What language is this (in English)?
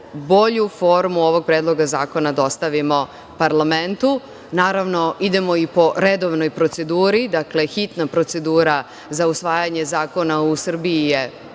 Serbian